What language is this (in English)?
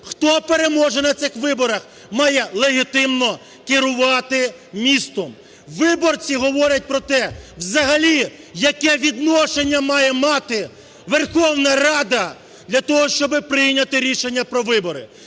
Ukrainian